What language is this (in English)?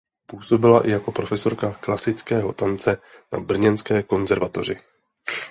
Czech